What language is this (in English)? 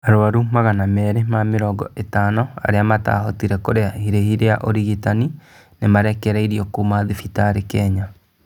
Kikuyu